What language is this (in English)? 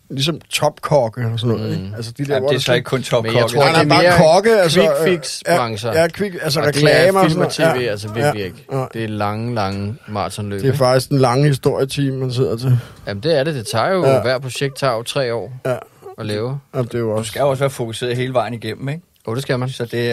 Danish